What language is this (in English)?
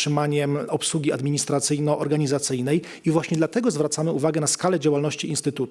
Polish